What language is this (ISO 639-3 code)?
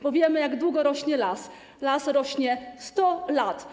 pol